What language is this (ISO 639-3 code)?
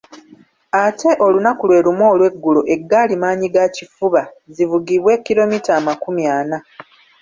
lug